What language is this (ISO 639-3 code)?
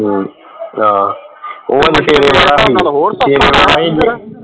pan